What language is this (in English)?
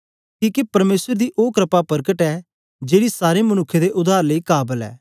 Dogri